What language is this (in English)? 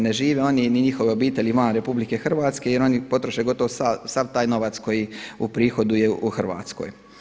Croatian